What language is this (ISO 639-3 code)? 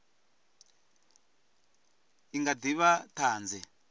ven